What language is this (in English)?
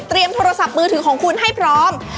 Thai